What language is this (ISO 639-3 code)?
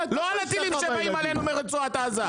heb